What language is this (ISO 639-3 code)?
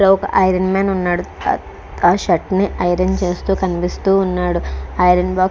tel